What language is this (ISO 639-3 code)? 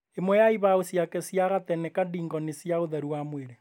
kik